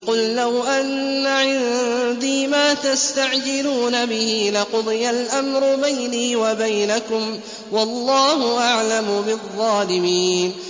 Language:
Arabic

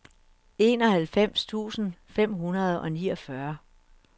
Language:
Danish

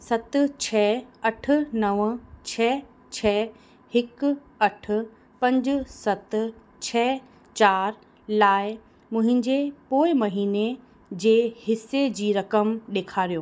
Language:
Sindhi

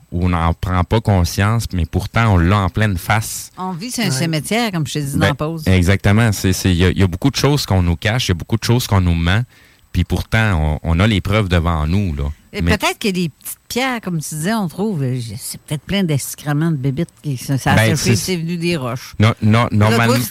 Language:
French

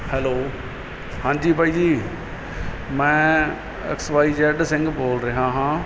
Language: Punjabi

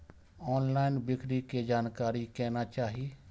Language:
Maithili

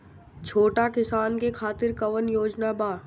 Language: Bhojpuri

